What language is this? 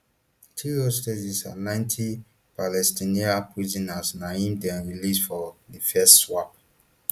Nigerian Pidgin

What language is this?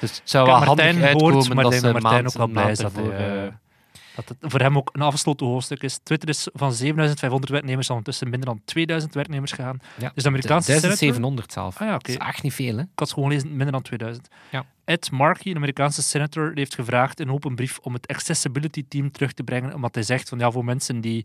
Dutch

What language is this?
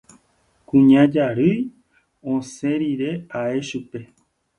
Guarani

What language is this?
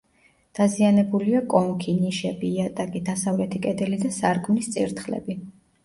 Georgian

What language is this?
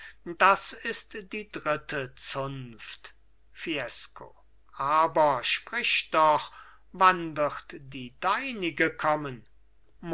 German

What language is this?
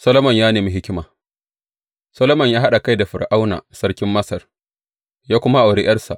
Hausa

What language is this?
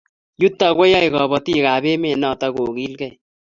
Kalenjin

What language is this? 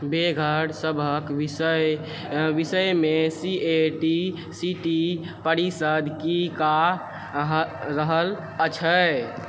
Maithili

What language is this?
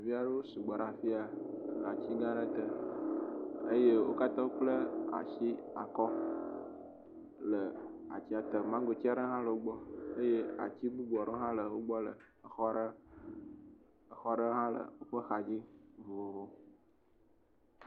Ewe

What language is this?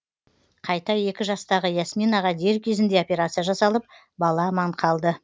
Kazakh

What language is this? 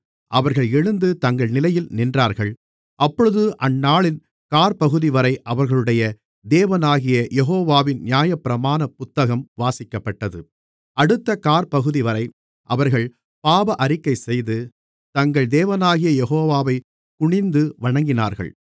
Tamil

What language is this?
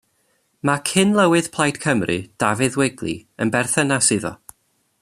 Welsh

